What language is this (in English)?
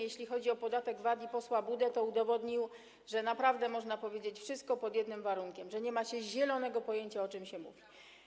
Polish